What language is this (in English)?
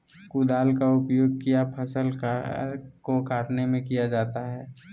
Magahi